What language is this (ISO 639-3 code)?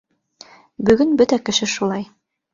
bak